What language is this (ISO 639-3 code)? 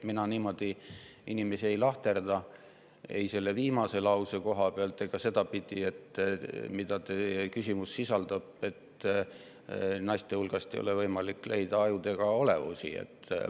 est